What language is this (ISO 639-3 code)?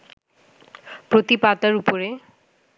ben